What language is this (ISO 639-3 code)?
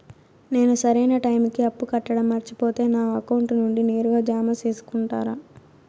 tel